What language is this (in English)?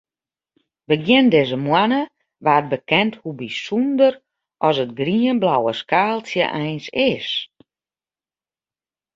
Western Frisian